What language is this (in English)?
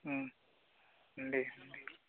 Bodo